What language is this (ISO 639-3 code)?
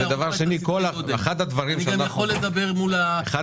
heb